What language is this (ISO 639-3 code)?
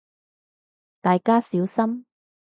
yue